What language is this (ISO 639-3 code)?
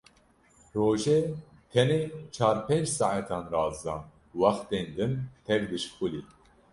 kur